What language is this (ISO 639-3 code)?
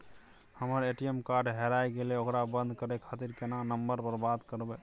mai